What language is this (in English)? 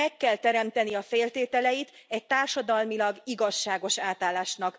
Hungarian